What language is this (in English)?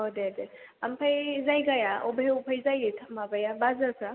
Bodo